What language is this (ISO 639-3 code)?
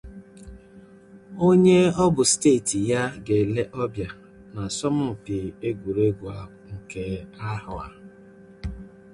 ibo